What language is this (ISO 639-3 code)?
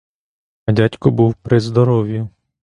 ukr